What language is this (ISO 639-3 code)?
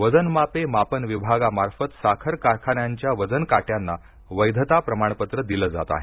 mar